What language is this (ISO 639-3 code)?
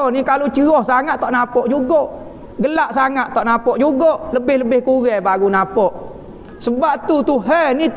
msa